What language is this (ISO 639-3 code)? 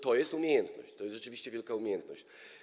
pol